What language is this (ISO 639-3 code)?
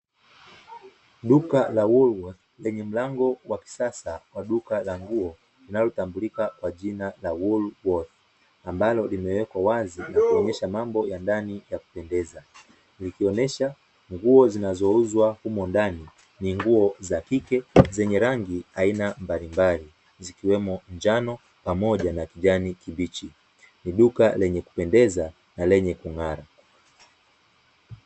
swa